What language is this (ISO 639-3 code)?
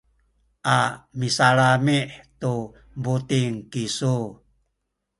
szy